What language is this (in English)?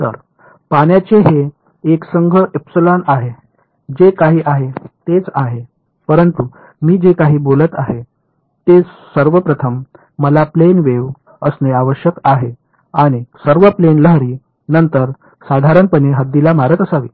Marathi